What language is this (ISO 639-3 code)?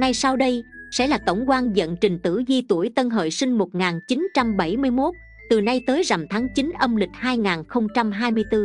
vie